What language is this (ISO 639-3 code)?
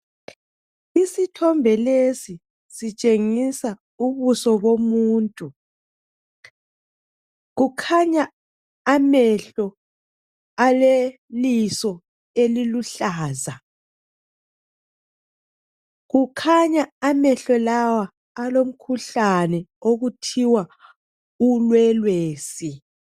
nde